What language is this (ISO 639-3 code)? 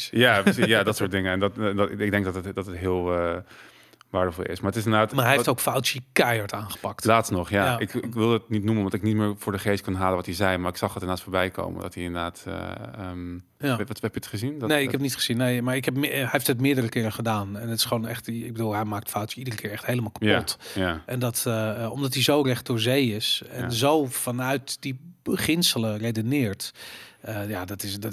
nld